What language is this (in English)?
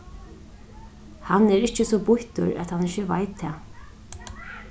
Faroese